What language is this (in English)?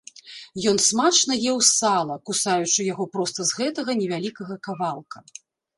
Belarusian